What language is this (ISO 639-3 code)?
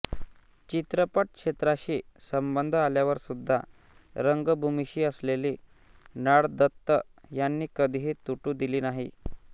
mar